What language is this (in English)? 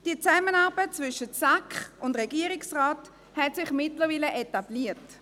Swiss German